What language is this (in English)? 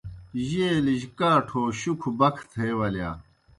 Kohistani Shina